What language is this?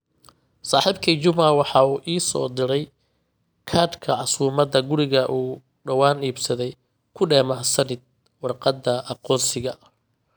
Somali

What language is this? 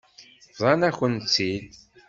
Kabyle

